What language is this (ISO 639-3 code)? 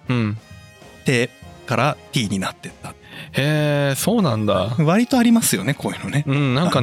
jpn